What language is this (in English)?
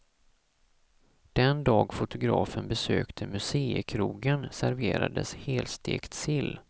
Swedish